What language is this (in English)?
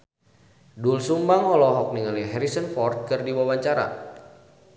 Sundanese